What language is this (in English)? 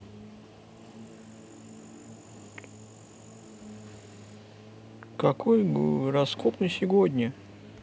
Russian